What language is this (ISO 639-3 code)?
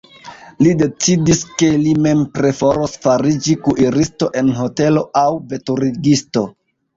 epo